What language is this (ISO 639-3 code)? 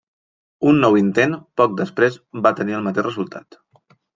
cat